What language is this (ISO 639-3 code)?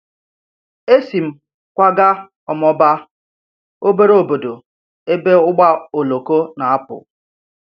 ibo